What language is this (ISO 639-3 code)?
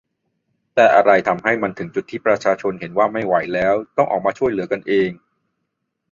tha